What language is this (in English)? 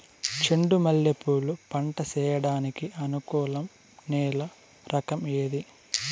Telugu